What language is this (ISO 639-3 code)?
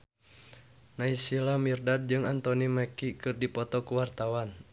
sun